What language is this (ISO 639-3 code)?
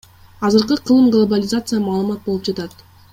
kir